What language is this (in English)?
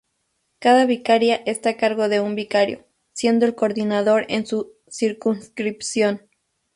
Spanish